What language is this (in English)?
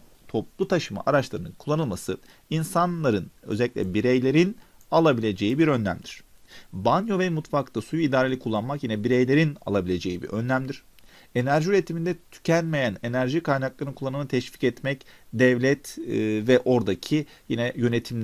Turkish